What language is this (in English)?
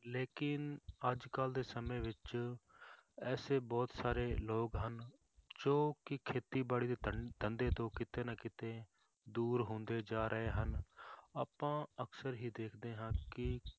Punjabi